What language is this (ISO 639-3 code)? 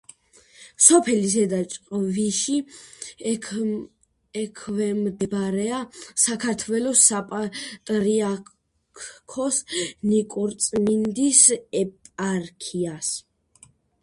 kat